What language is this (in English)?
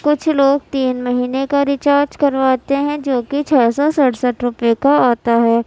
Urdu